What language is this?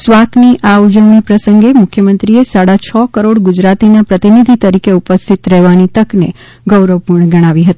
Gujarati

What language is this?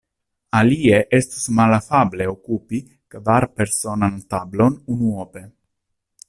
Esperanto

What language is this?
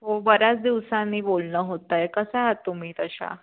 Marathi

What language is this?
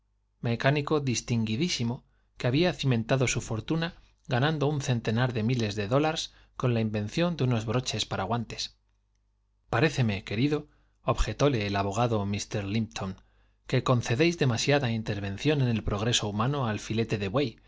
Spanish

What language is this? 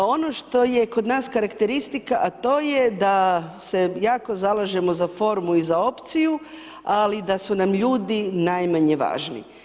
Croatian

